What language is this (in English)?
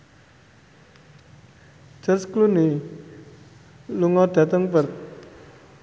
Javanese